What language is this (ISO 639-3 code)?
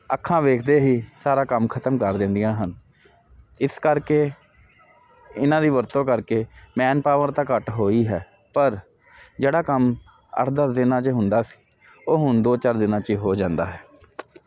pan